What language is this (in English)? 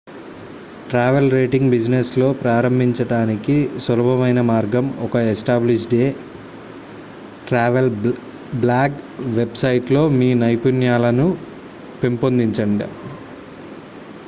Telugu